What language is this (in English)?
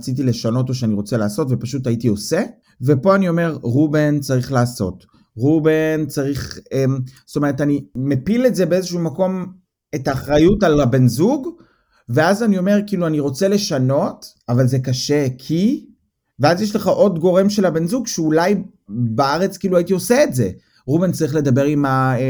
Hebrew